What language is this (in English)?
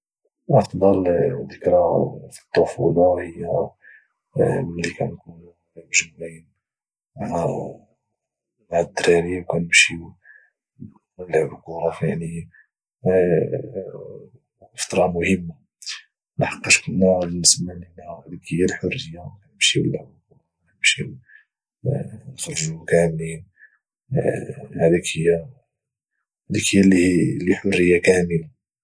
Moroccan Arabic